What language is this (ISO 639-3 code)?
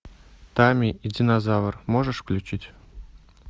rus